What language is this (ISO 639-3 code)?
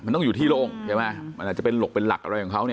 tha